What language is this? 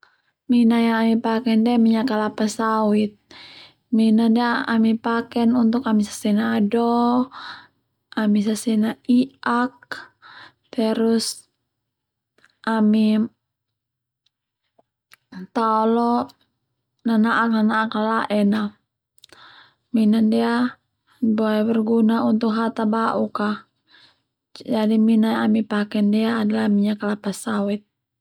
Termanu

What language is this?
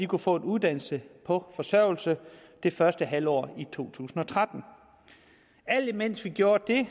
Danish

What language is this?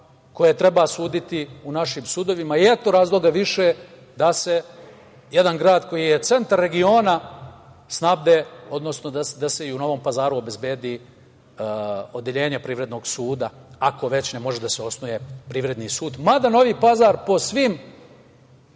Serbian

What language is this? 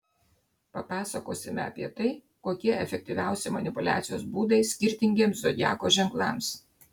Lithuanian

